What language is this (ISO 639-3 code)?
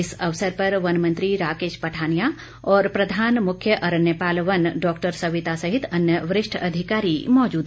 hin